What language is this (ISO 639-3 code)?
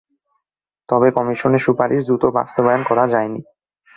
ben